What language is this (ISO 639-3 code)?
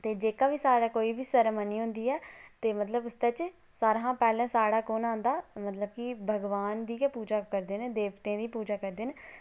doi